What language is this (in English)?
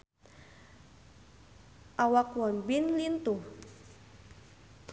Sundanese